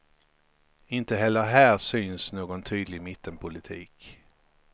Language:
Swedish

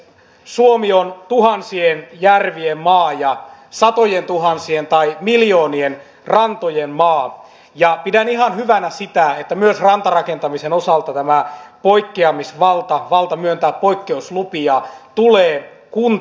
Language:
Finnish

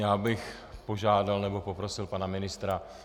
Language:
Czech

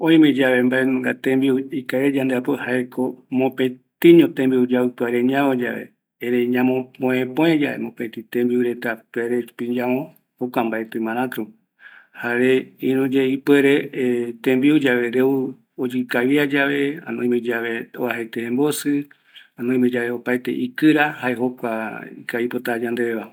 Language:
Eastern Bolivian Guaraní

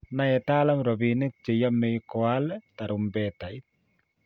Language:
Kalenjin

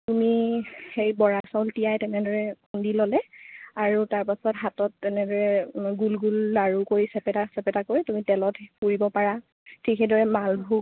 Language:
Assamese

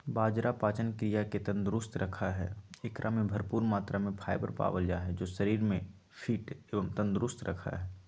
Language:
Magahi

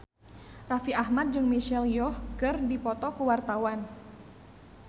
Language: Sundanese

